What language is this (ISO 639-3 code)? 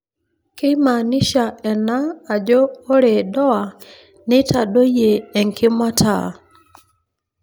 mas